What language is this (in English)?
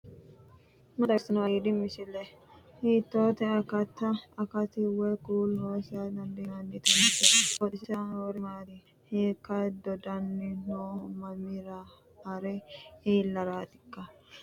Sidamo